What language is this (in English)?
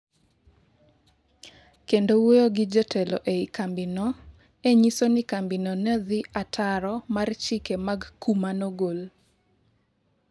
Luo (Kenya and Tanzania)